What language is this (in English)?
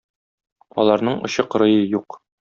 Tatar